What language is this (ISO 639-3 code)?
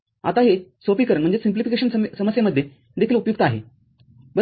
mar